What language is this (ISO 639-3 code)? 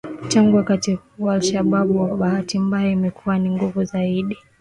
swa